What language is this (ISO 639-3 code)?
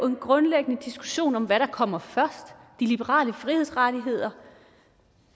dan